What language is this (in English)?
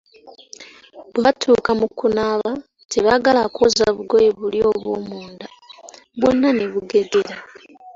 Ganda